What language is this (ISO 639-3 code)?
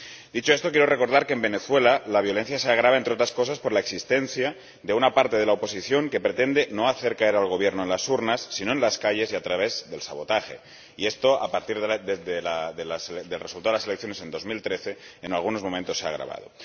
spa